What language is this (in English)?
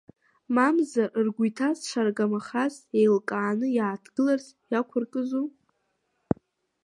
Abkhazian